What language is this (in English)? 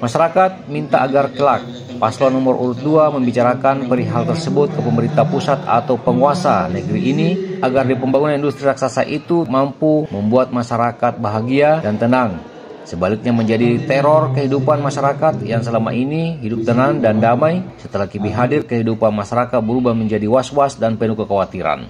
Indonesian